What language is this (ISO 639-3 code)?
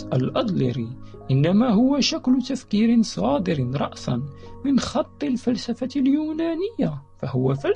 ara